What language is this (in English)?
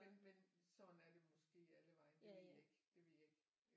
Danish